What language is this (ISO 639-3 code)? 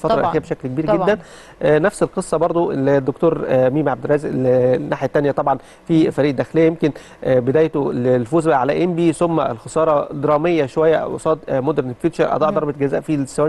ara